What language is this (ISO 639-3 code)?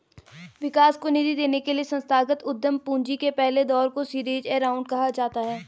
hin